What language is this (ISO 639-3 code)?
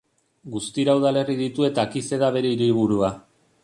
eus